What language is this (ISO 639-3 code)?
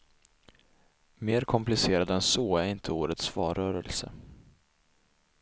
swe